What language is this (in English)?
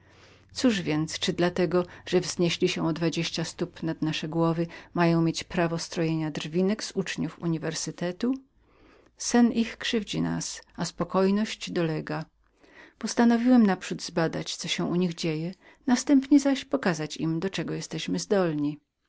Polish